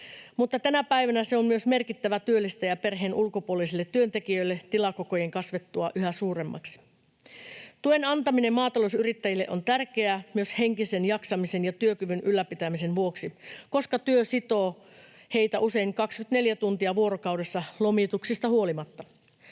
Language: Finnish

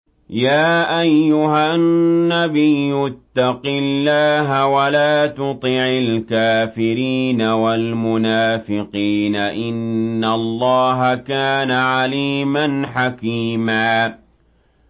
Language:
Arabic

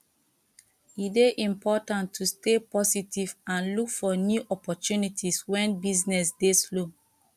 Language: Nigerian Pidgin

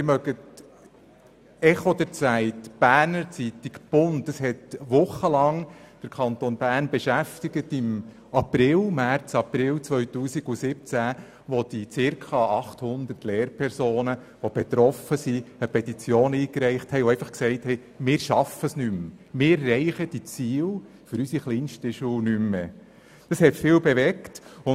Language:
Swiss German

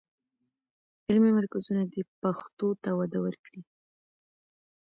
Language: Pashto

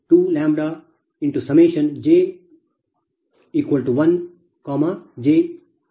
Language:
Kannada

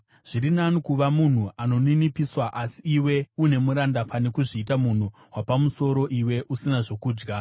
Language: Shona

